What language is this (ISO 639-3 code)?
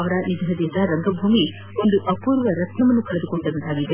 kan